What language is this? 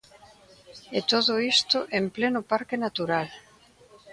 Galician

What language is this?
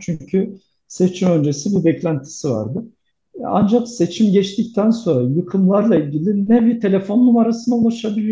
Turkish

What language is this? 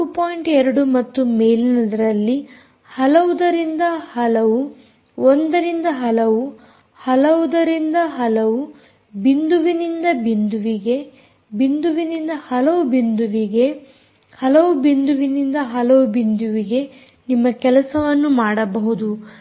Kannada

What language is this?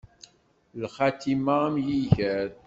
Kabyle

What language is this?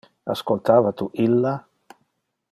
Interlingua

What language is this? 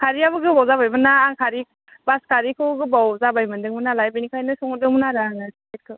Bodo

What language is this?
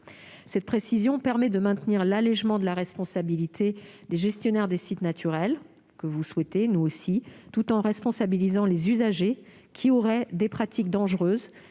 French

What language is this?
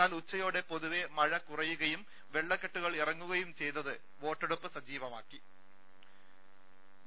Malayalam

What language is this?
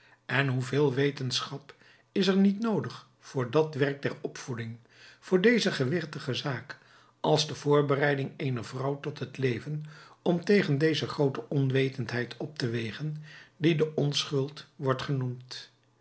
Dutch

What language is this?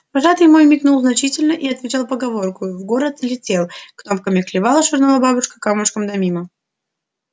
Russian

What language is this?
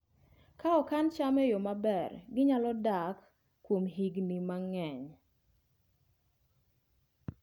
Luo (Kenya and Tanzania)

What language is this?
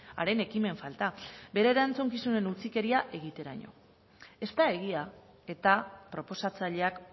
Basque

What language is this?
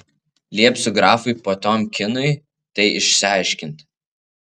Lithuanian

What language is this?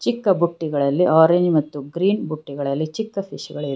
Kannada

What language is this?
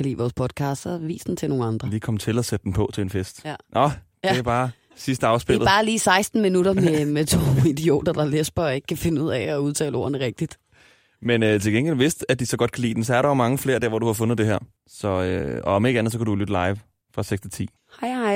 Danish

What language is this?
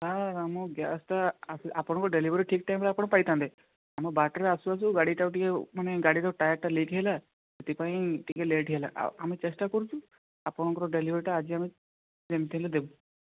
Odia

